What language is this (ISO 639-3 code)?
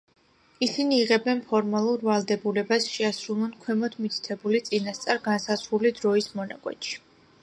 kat